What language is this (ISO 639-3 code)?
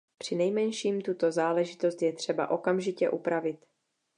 ces